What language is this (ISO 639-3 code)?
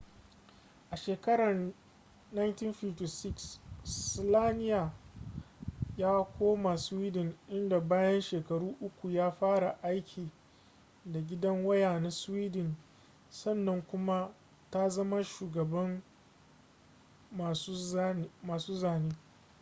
hau